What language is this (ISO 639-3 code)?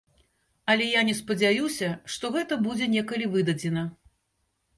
bel